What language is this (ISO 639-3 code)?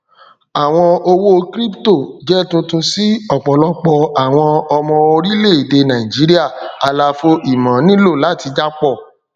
yor